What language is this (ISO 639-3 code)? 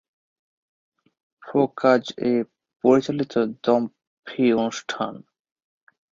ben